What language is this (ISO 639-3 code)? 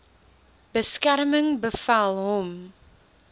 afr